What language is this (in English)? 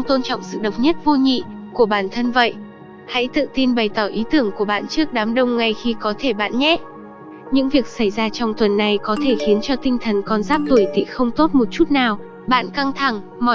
Vietnamese